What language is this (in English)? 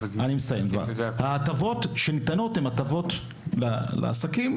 Hebrew